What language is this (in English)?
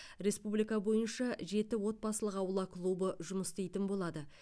Kazakh